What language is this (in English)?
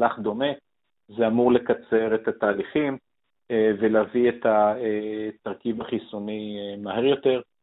Hebrew